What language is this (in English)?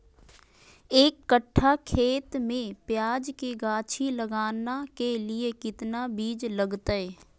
Magahi